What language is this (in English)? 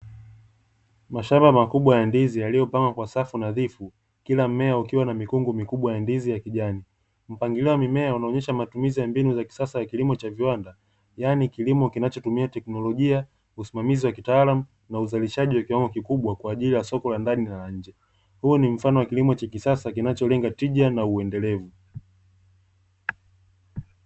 Swahili